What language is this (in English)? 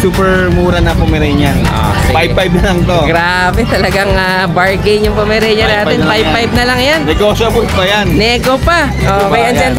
Filipino